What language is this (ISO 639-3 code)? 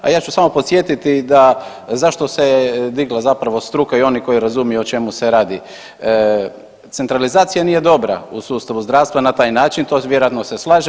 hrv